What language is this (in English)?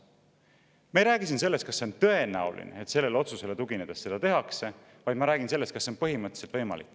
Estonian